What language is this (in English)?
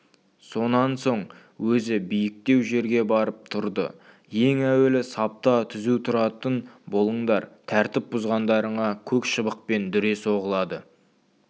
Kazakh